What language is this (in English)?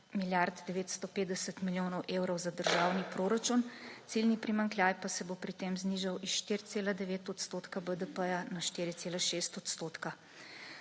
Slovenian